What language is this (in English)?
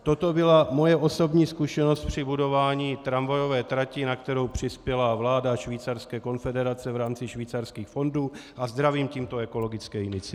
Czech